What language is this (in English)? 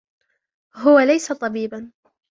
Arabic